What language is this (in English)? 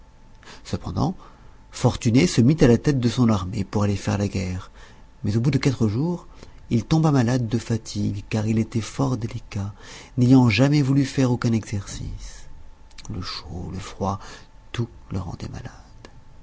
French